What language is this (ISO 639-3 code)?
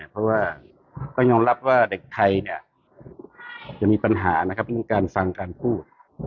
tha